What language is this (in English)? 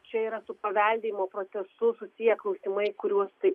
Lithuanian